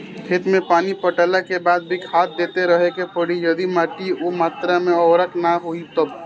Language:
Bhojpuri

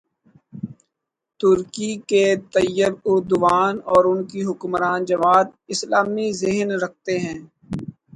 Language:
Urdu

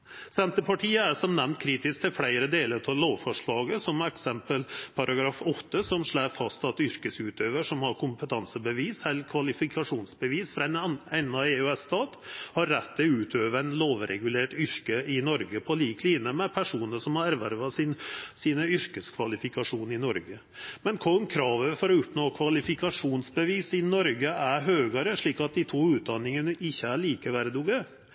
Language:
Norwegian Nynorsk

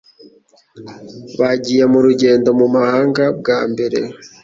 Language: Kinyarwanda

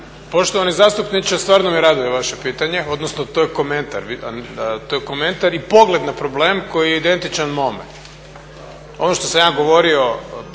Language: Croatian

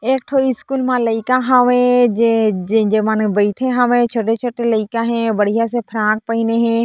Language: Chhattisgarhi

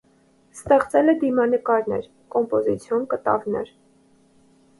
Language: Armenian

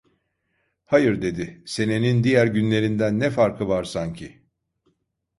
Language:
Turkish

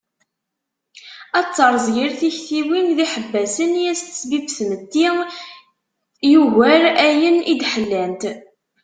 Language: Kabyle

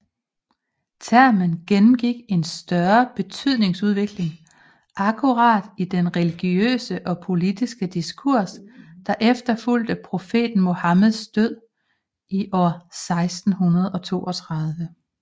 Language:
Danish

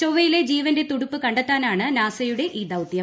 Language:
Malayalam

